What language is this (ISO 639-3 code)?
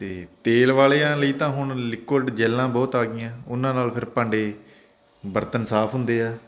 pan